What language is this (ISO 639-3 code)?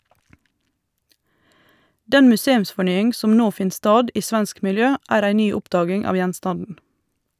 nor